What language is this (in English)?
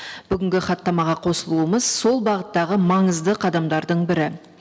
Kazakh